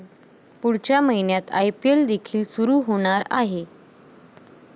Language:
Marathi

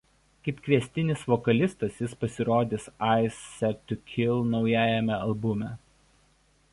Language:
Lithuanian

